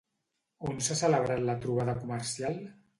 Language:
Catalan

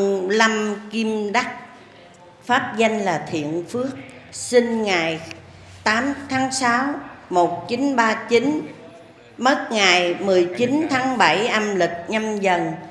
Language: Vietnamese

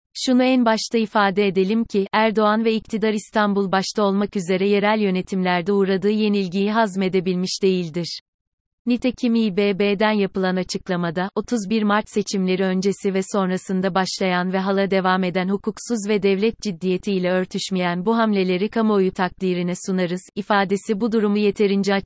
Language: Turkish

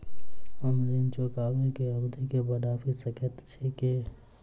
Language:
Maithili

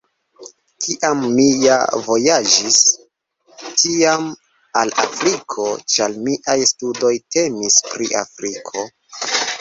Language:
Esperanto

